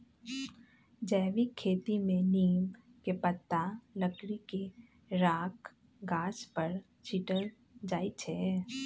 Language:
Magahi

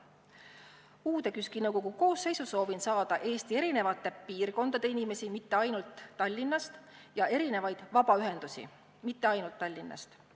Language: Estonian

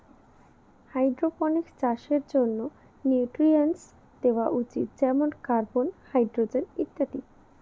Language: Bangla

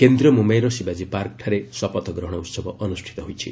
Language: Odia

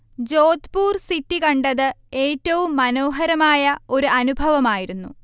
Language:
Malayalam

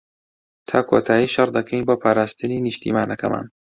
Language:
Central Kurdish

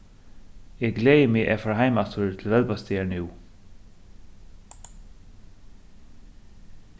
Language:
Faroese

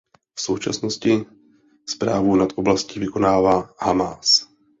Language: Czech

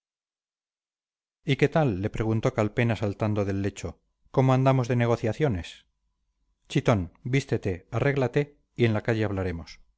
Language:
Spanish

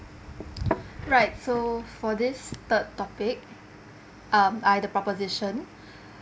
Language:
English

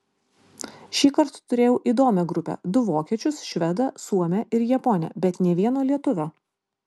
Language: Lithuanian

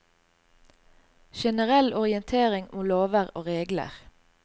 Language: Norwegian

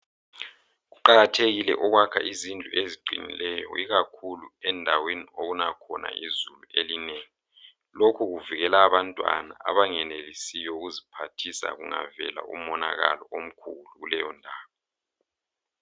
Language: North Ndebele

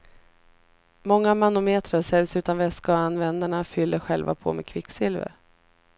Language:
Swedish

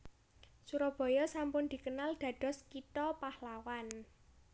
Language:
Javanese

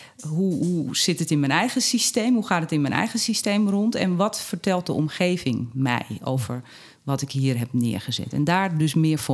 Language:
Dutch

